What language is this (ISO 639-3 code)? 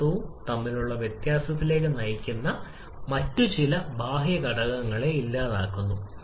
mal